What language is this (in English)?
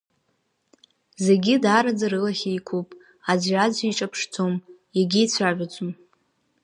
Abkhazian